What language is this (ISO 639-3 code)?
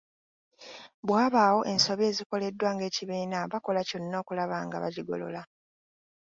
lug